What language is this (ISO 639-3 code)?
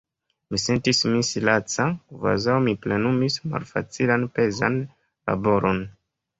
epo